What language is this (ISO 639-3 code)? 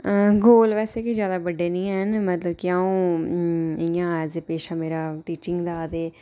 doi